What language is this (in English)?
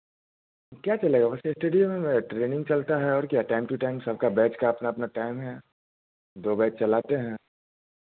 Hindi